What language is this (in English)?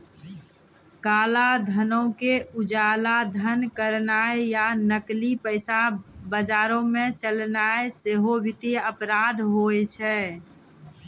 Maithili